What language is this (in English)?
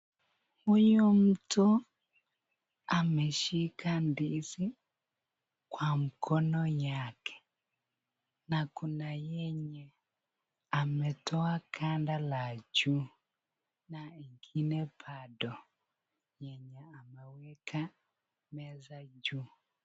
Swahili